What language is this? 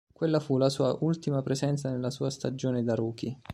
Italian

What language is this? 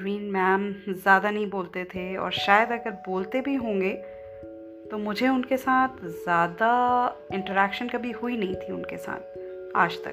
Hindi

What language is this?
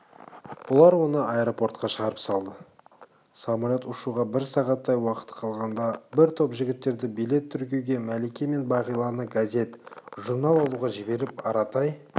Kazakh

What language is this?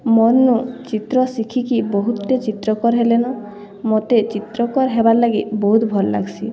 Odia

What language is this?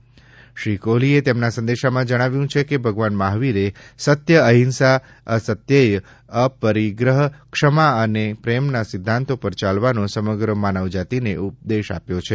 Gujarati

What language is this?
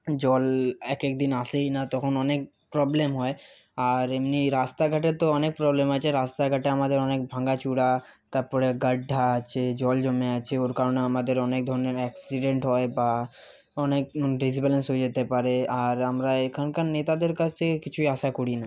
Bangla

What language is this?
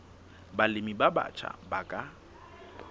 Southern Sotho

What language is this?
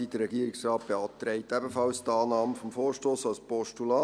Swiss German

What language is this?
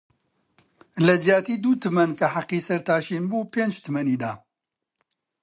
Central Kurdish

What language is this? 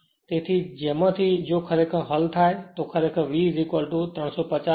Gujarati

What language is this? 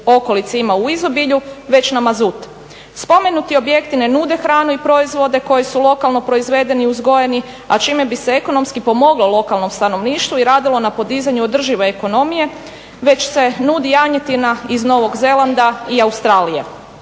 Croatian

